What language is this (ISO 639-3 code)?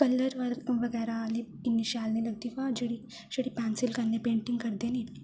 doi